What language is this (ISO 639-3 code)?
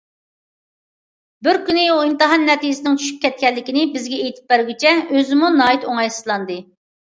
uig